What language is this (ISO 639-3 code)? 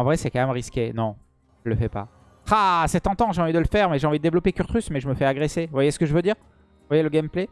fra